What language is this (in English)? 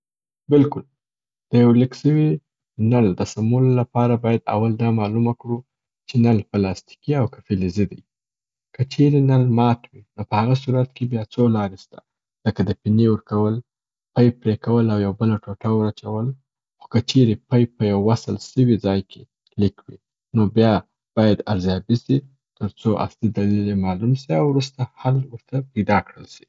Southern Pashto